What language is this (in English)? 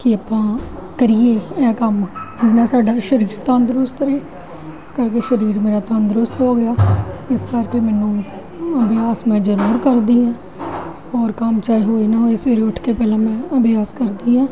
Punjabi